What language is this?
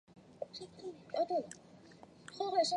Chinese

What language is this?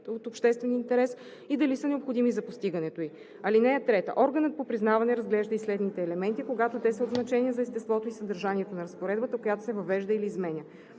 Bulgarian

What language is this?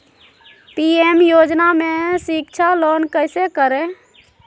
Magahi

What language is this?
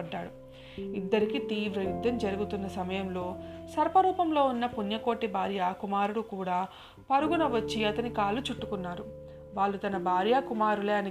Telugu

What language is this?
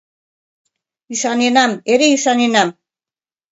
Mari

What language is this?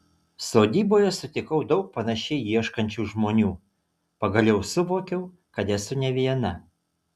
Lithuanian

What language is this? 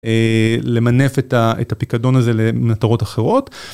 Hebrew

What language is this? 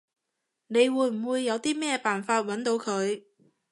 Cantonese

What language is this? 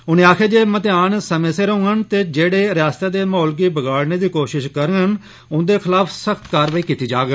Dogri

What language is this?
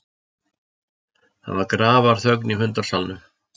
Icelandic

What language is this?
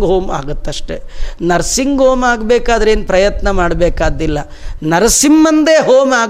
Kannada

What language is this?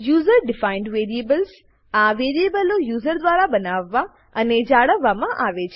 Gujarati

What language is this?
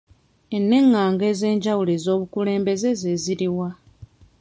Ganda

